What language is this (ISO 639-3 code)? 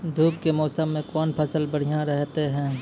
mai